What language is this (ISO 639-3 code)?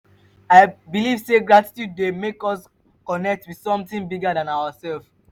pcm